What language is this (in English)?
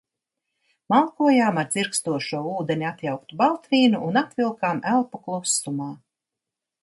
Latvian